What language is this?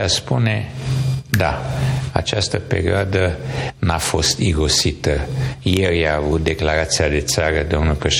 Romanian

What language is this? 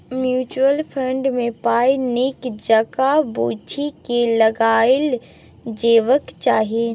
Maithili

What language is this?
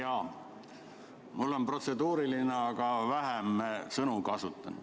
Estonian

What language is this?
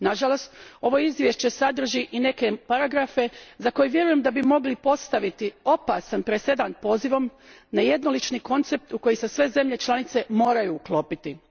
Croatian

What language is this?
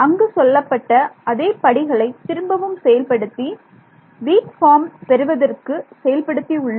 Tamil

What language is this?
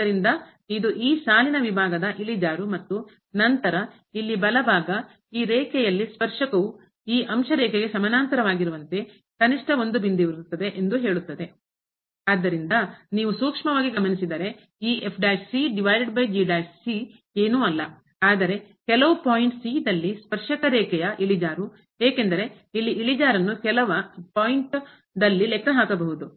Kannada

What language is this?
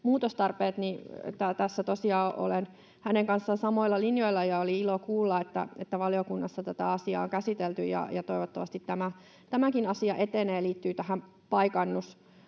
Finnish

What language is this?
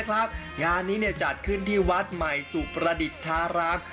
Thai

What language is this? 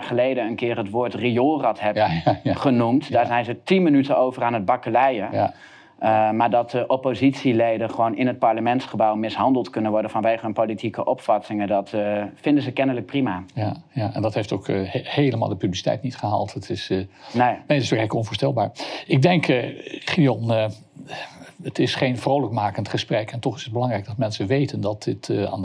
Dutch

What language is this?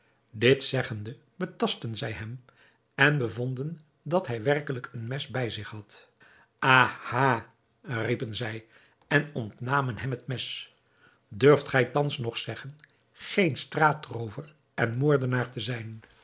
Dutch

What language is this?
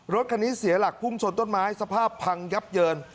Thai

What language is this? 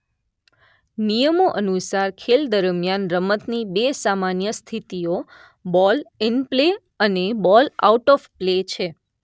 Gujarati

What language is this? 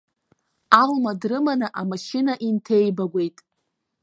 Abkhazian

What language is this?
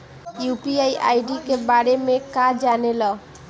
Bhojpuri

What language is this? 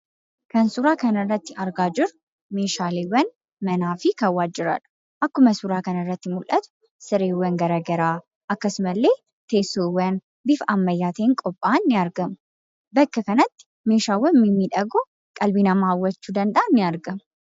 Oromo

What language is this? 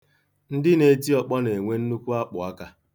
Igbo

